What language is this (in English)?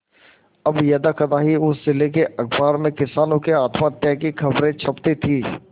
Hindi